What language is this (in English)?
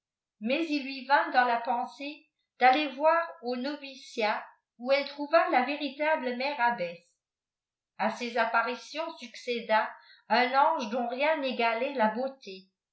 French